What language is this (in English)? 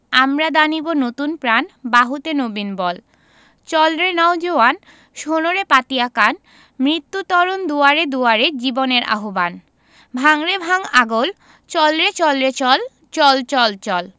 Bangla